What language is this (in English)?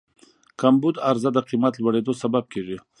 Pashto